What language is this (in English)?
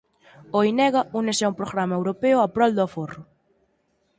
Galician